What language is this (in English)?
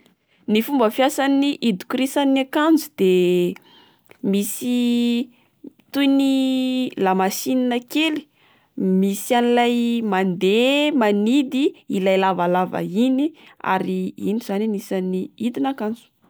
Malagasy